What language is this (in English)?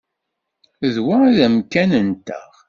Kabyle